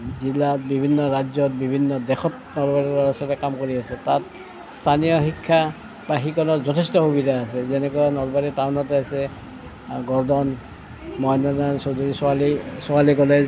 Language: Assamese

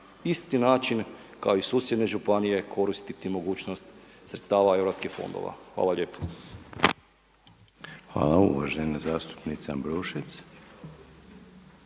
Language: Croatian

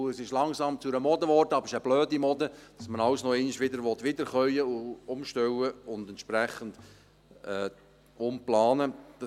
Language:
Swiss German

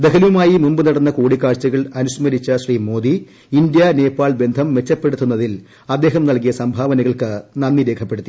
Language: Malayalam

